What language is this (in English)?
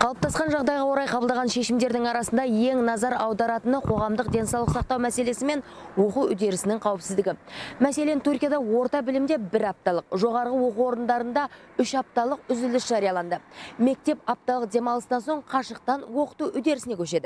Russian